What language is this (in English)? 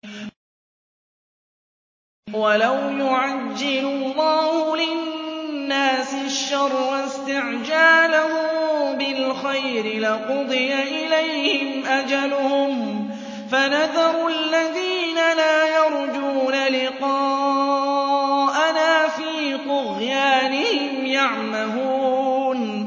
Arabic